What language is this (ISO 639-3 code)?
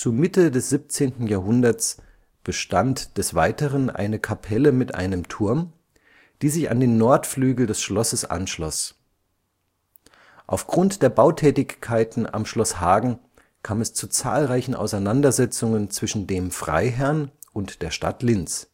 deu